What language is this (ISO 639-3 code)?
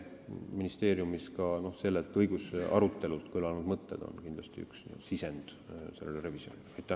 est